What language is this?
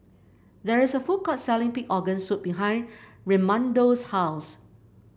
English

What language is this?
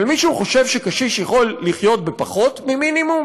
Hebrew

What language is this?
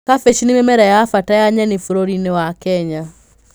Kikuyu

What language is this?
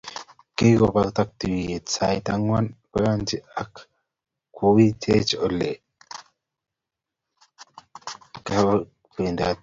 Kalenjin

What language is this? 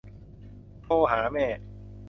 Thai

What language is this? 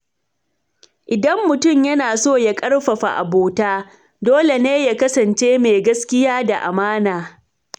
Hausa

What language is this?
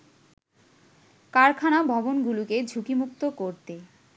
Bangla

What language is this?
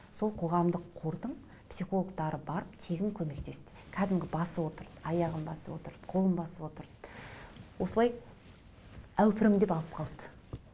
Kazakh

